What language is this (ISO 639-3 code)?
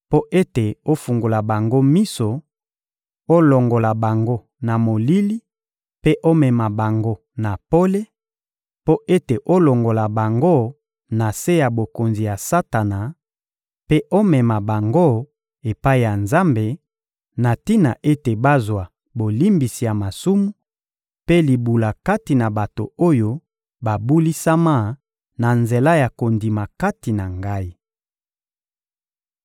lin